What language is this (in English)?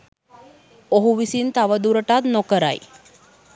Sinhala